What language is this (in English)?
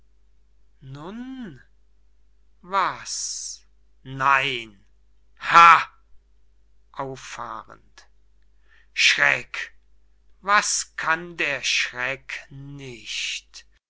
German